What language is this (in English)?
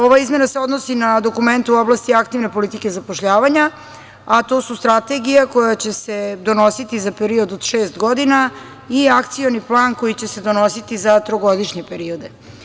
Serbian